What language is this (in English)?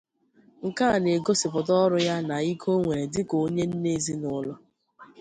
Igbo